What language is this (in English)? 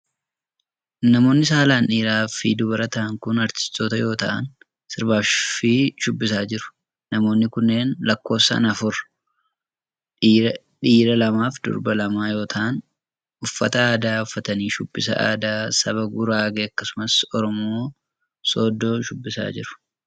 Oromo